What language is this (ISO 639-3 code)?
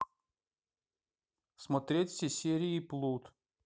rus